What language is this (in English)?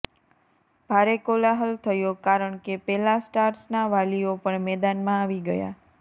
Gujarati